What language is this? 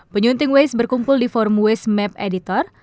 Indonesian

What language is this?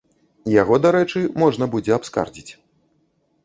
Belarusian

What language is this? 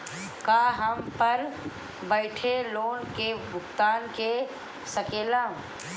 Bhojpuri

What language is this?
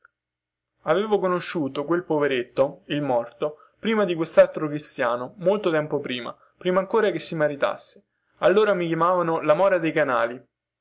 Italian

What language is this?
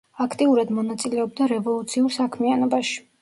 Georgian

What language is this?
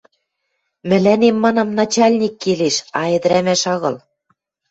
Western Mari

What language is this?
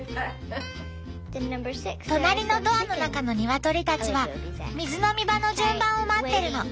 Japanese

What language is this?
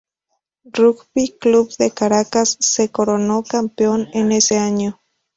Spanish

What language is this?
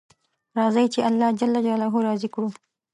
Pashto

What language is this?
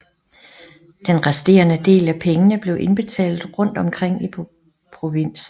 Danish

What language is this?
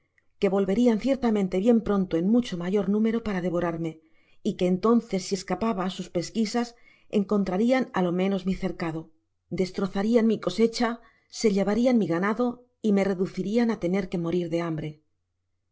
Spanish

